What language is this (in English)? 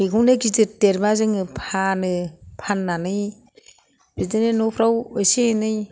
Bodo